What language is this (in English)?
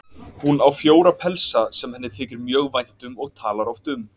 Icelandic